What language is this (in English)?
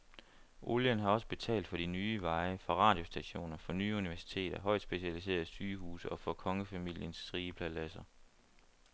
Danish